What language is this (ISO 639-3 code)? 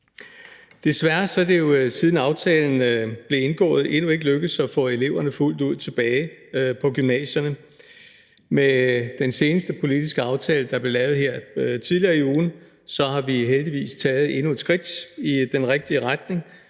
dan